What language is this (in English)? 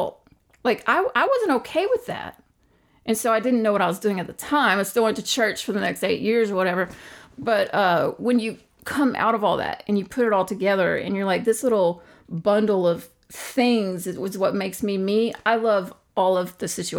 English